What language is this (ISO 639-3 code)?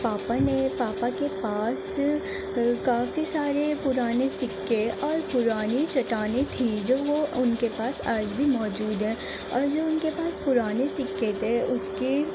urd